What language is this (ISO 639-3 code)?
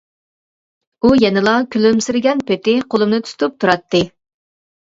uig